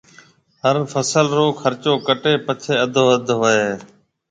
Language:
Marwari (Pakistan)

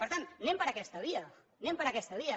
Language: Catalan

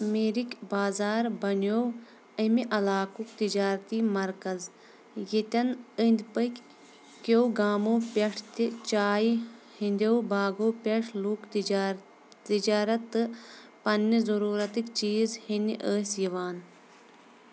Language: Kashmiri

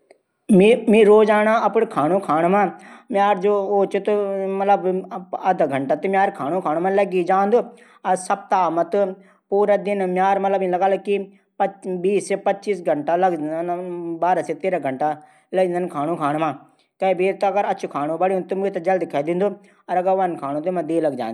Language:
Garhwali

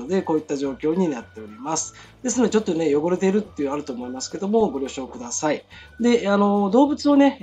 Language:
Japanese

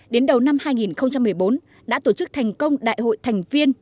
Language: Vietnamese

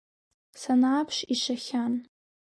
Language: Abkhazian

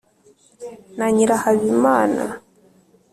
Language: Kinyarwanda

